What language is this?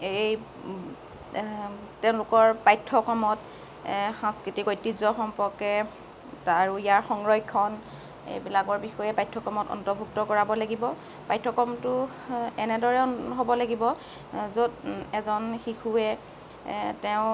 Assamese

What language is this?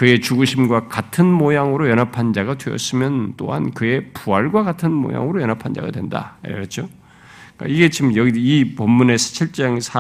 Korean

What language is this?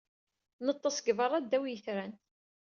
Kabyle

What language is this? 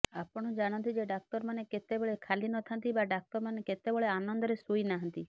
Odia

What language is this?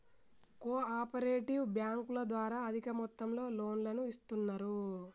Telugu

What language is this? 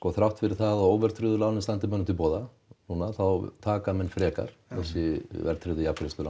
Icelandic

